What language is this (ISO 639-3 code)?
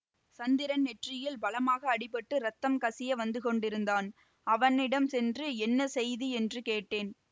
tam